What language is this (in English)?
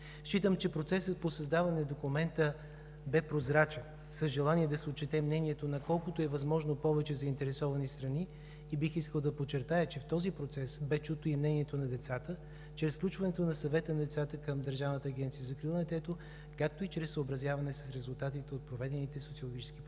Bulgarian